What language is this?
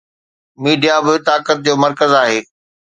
Sindhi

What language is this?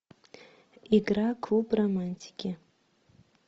Russian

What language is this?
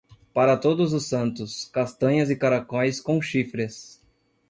Portuguese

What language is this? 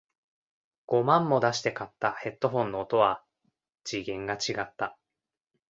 Japanese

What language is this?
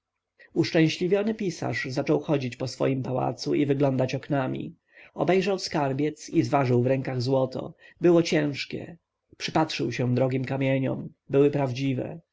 Polish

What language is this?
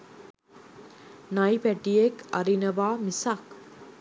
Sinhala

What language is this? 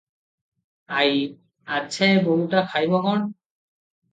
Odia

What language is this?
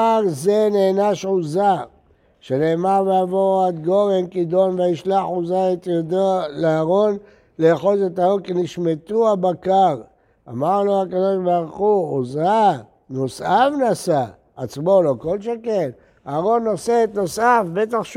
Hebrew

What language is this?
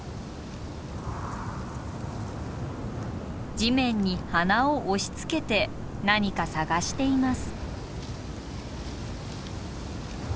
Japanese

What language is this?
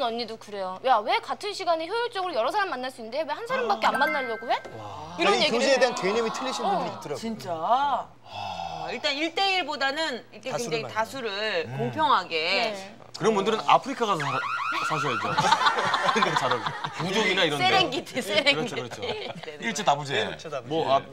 Korean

